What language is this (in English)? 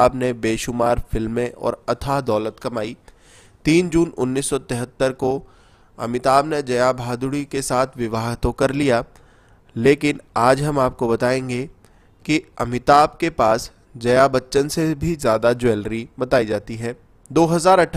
Hindi